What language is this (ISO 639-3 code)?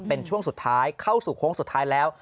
tha